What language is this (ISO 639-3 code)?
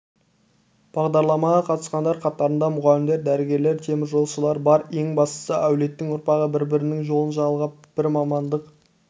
kaz